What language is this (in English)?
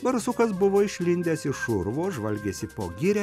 Lithuanian